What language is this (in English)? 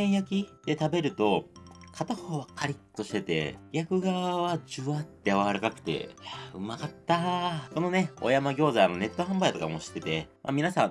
Japanese